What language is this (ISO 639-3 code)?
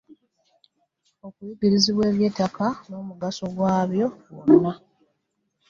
lug